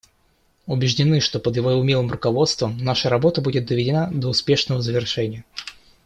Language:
Russian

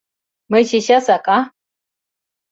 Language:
Mari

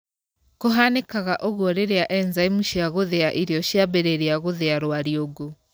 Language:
Kikuyu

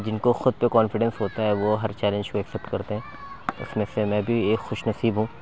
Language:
Urdu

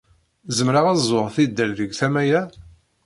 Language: Kabyle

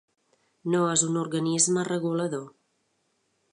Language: Catalan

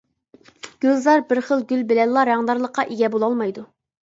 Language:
Uyghur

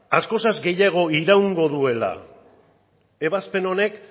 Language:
Basque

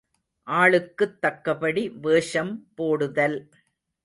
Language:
Tamil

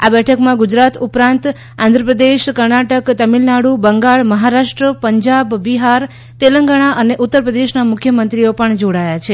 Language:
Gujarati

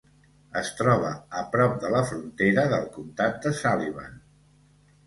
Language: Catalan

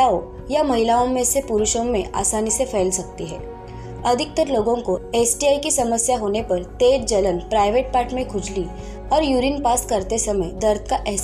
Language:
Hindi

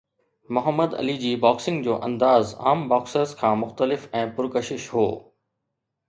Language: Sindhi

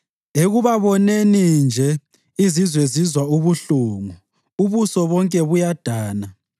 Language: North Ndebele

